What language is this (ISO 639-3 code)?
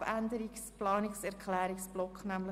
gsw